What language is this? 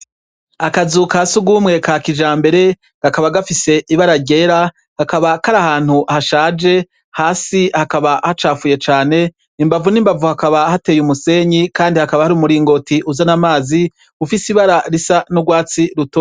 Rundi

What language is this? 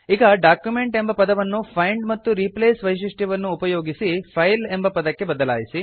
Kannada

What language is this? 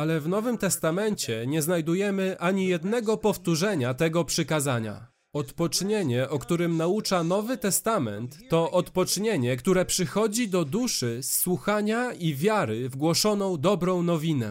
Polish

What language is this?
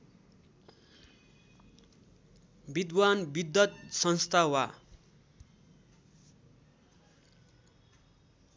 Nepali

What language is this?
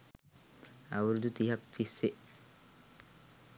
Sinhala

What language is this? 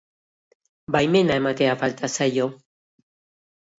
Basque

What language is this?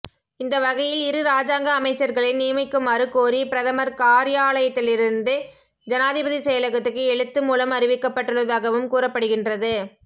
Tamil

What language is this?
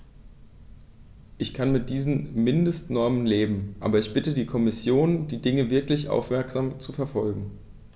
German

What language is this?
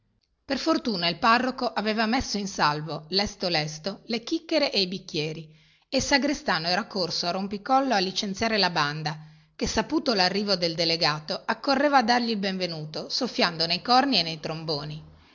Italian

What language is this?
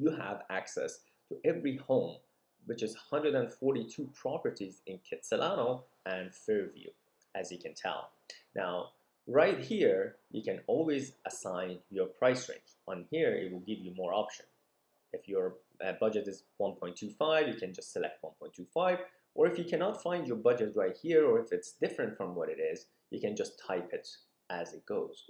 English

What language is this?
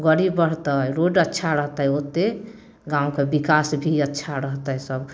Maithili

